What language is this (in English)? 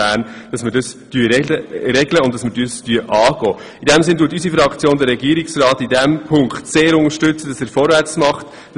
Swiss German